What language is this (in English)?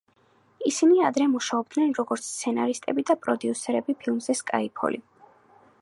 Georgian